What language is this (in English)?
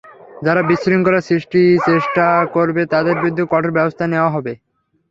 Bangla